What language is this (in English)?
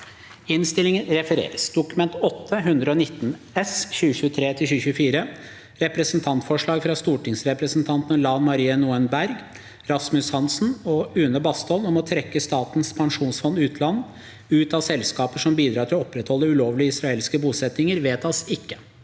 Norwegian